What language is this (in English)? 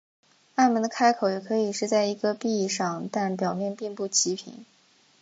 Chinese